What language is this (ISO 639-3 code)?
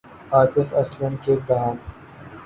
urd